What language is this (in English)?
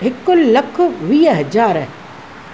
Sindhi